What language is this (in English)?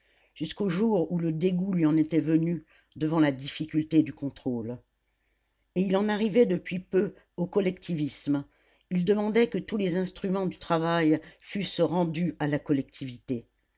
French